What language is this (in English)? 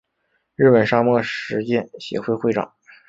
Chinese